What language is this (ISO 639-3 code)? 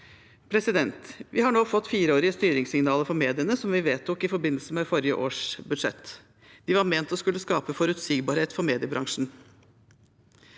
nor